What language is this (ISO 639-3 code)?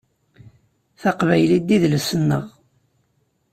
kab